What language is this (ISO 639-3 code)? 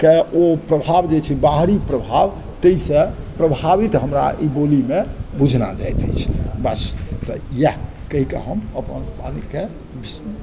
mai